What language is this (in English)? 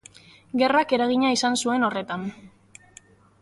Basque